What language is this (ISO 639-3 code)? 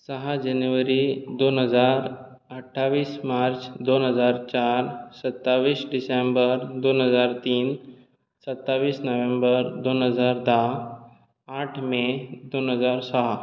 kok